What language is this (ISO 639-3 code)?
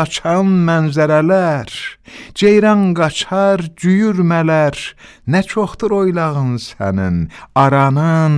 tur